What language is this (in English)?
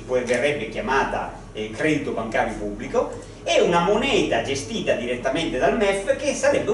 Italian